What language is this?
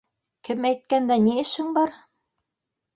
Bashkir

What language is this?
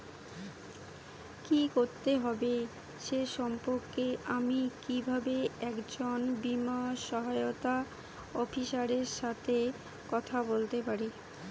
Bangla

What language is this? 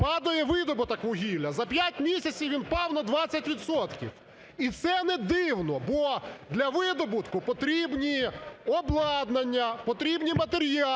Ukrainian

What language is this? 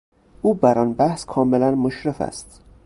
Persian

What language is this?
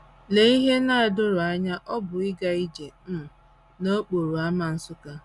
Igbo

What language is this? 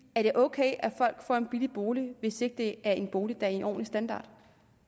Danish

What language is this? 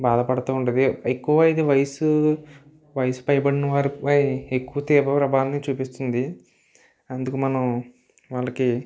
Telugu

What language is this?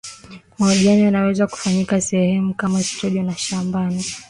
Swahili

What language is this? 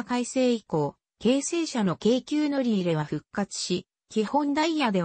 Japanese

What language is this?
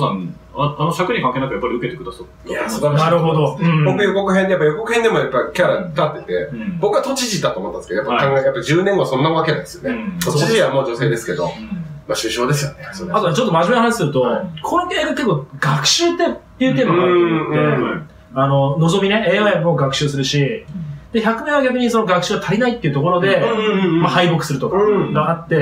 Japanese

